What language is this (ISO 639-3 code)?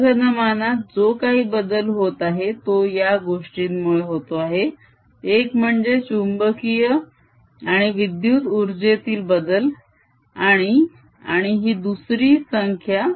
mar